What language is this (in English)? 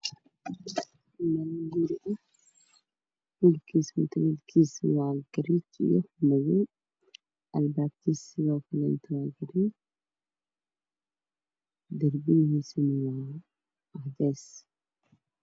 Somali